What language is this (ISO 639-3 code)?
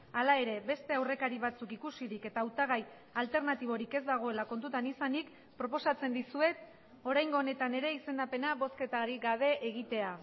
eus